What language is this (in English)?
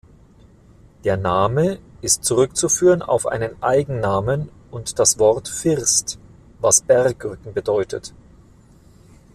German